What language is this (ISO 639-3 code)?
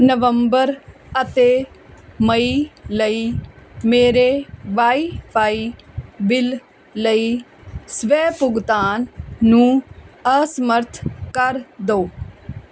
pan